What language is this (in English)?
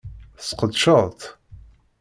Kabyle